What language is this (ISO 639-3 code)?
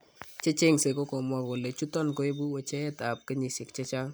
kln